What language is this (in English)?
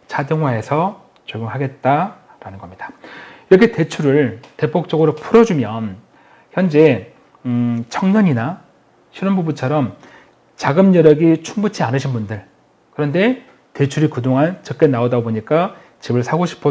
Korean